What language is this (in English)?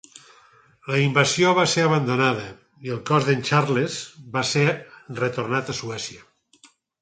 Catalan